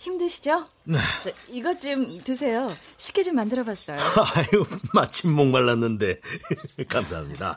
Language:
Korean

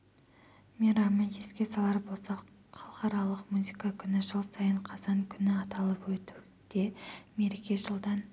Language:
Kazakh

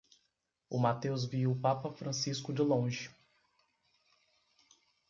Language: Portuguese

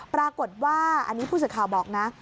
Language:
Thai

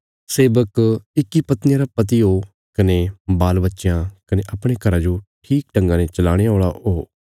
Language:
Bilaspuri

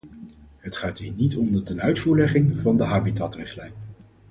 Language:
Dutch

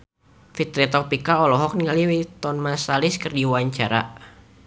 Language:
Sundanese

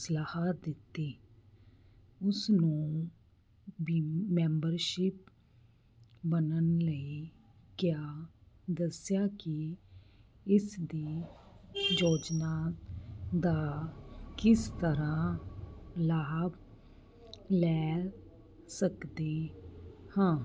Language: Punjabi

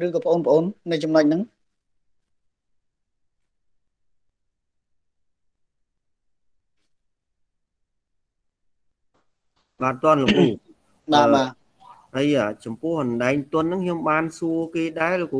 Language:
Vietnamese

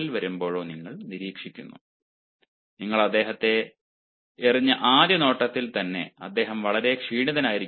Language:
Malayalam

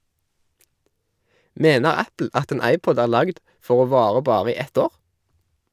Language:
Norwegian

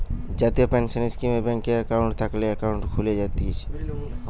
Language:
Bangla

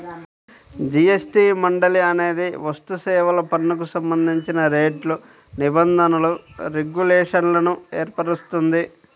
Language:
Telugu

